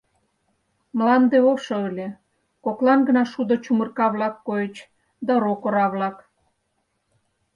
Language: Mari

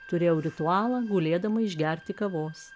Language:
Lithuanian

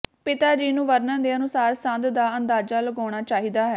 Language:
Punjabi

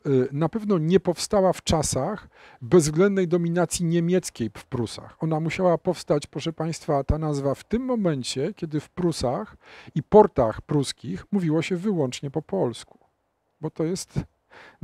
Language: Polish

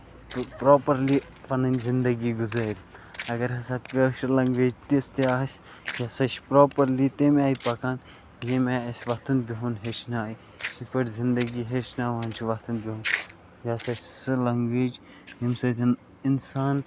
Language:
Kashmiri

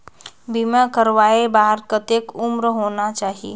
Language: Chhattisgarhi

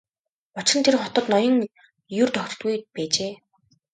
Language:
Mongolian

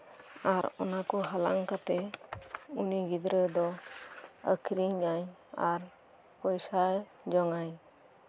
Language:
Santali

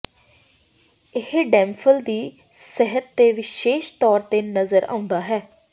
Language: Punjabi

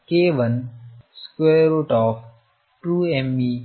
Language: Kannada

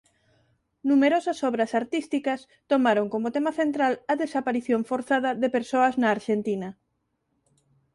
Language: Galician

